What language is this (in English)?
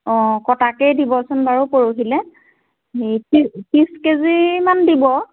Assamese